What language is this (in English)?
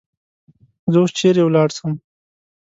Pashto